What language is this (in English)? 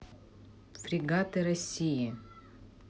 Russian